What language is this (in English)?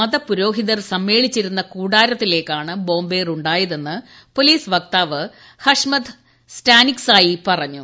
Malayalam